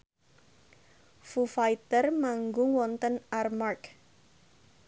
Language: Javanese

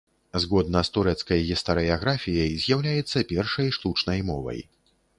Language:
Belarusian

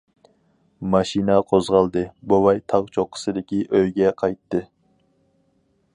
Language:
Uyghur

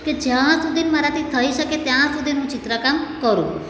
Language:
Gujarati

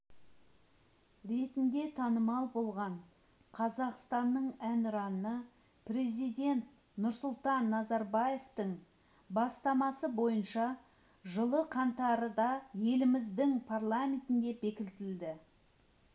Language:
Kazakh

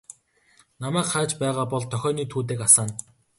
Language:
Mongolian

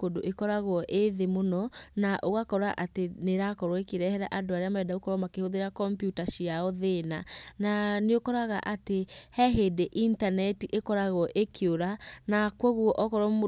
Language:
Kikuyu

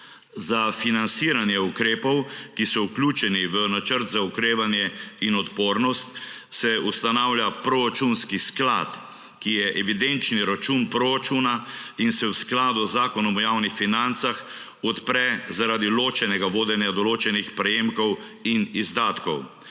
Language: Slovenian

